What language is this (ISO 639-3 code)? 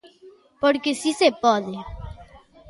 glg